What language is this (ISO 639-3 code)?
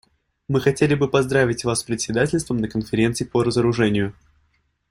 rus